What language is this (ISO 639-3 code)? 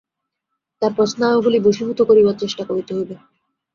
ben